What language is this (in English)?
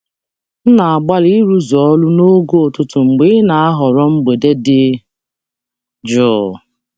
Igbo